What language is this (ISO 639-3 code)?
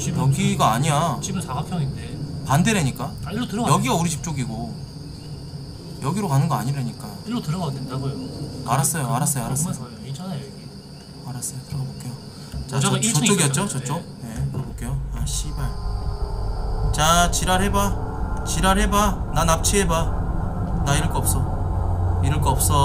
kor